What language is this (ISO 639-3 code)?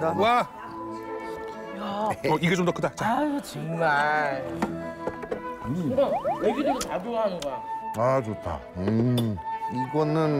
kor